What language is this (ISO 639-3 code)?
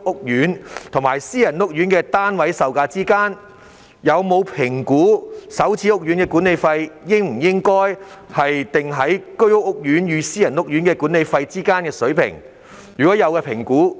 yue